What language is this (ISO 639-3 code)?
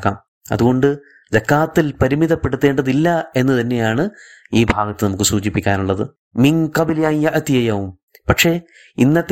mal